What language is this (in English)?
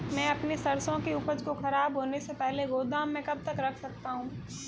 Hindi